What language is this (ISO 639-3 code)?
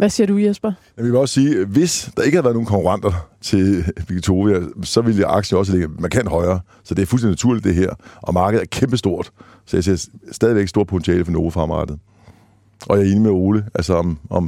dan